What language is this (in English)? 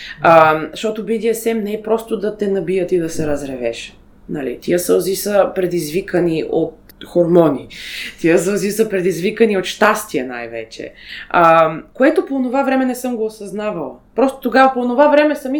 Bulgarian